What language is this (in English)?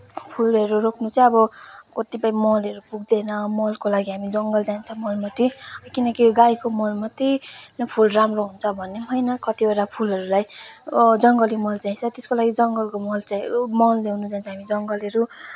Nepali